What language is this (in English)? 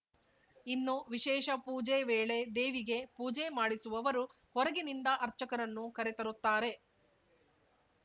Kannada